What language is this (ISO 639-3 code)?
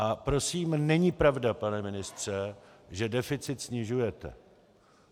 ces